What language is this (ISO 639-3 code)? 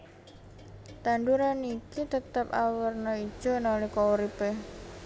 jav